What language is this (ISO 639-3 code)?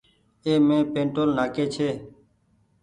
gig